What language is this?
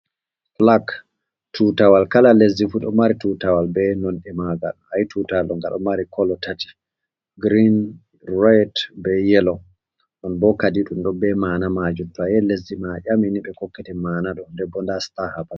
Fula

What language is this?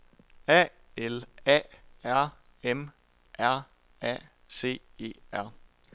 Danish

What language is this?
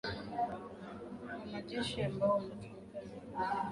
Swahili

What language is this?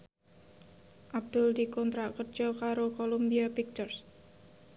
Javanese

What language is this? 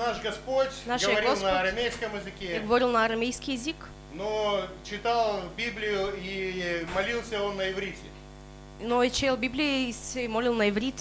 Russian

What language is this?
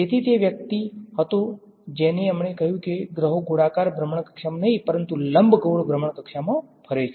Gujarati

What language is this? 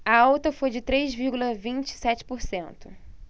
Portuguese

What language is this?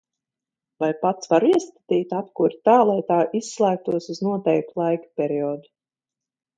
Latvian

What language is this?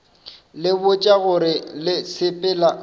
Northern Sotho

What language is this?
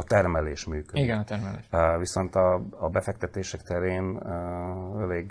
Hungarian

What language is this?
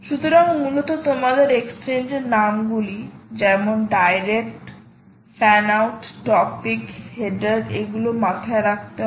Bangla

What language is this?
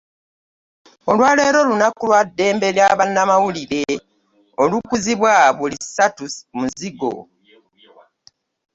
Ganda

